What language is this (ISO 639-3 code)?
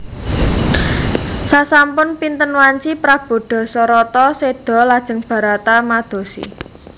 jav